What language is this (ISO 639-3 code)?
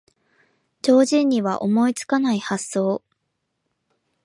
jpn